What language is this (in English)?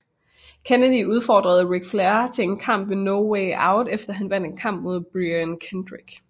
Danish